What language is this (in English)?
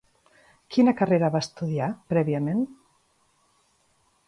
Catalan